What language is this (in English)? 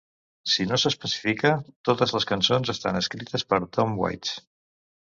Catalan